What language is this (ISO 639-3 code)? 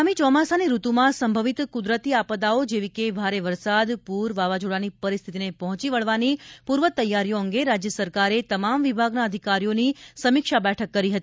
guj